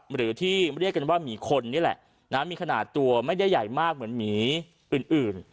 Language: Thai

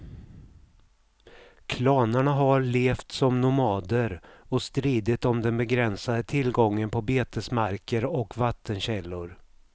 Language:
Swedish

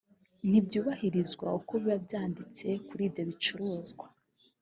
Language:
Kinyarwanda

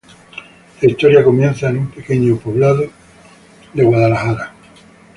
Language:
Spanish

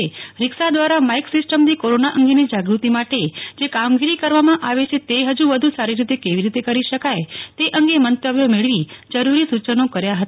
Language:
Gujarati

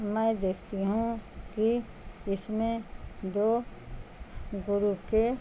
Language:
Urdu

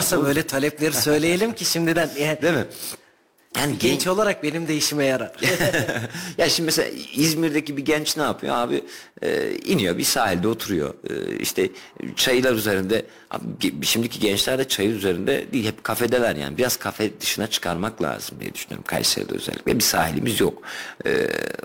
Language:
Turkish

